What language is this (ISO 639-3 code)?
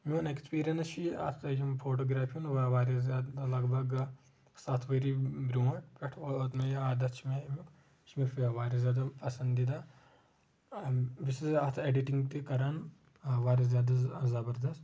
kas